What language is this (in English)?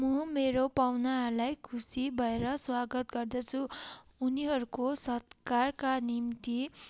Nepali